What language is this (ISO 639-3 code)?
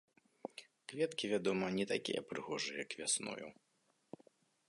bel